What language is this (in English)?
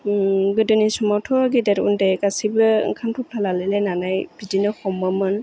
Bodo